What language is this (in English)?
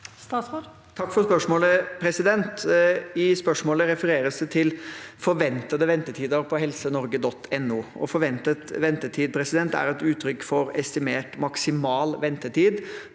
Norwegian